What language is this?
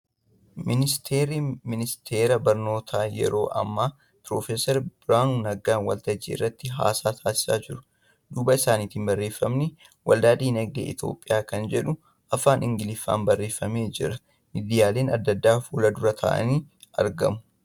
Oromo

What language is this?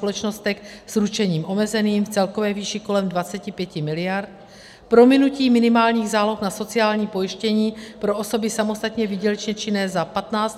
Czech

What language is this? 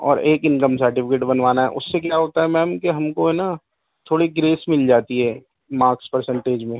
Urdu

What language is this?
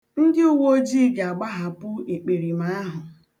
Igbo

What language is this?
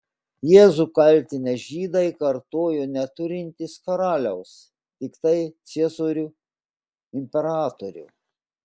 Lithuanian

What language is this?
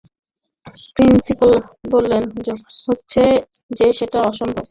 Bangla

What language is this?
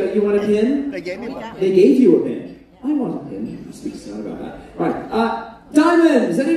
English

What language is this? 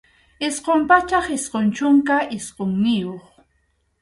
Arequipa-La Unión Quechua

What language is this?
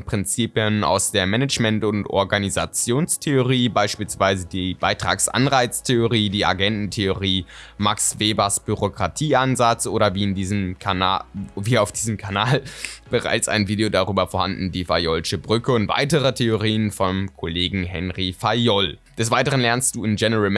German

